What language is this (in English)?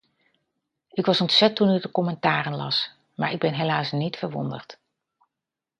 Dutch